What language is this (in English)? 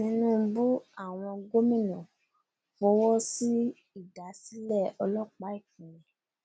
Yoruba